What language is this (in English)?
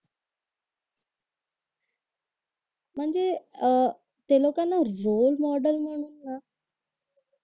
Marathi